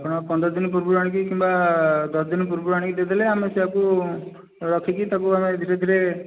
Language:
Odia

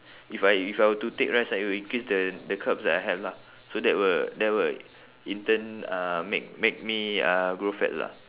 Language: English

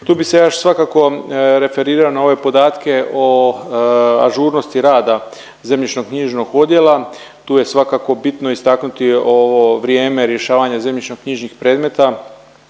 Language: Croatian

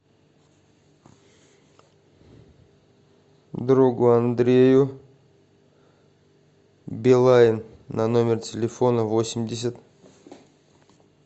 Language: Russian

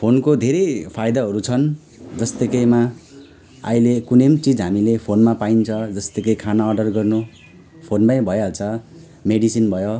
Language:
Nepali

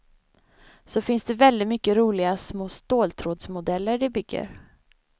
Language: Swedish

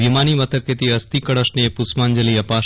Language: Gujarati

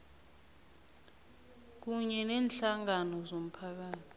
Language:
South Ndebele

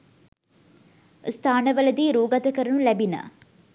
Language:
Sinhala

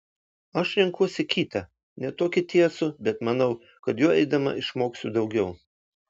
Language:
Lithuanian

